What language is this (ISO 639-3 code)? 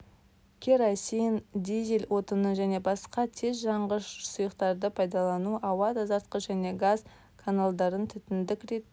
kaz